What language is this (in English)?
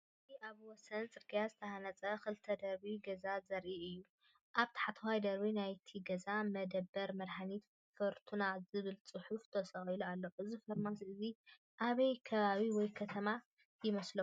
Tigrinya